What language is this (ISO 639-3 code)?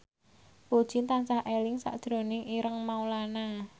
jav